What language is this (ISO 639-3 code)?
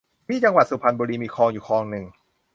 tha